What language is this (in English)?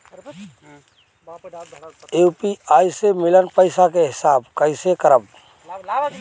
Bhojpuri